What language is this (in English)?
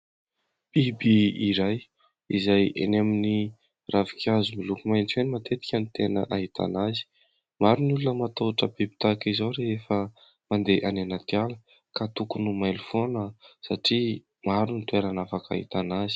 Malagasy